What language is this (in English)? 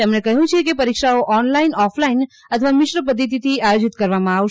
Gujarati